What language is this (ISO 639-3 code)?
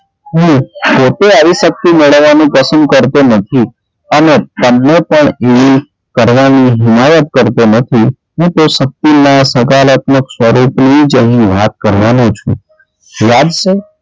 guj